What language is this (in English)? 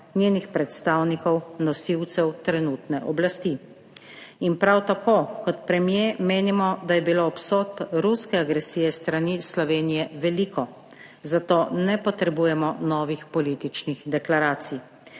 Slovenian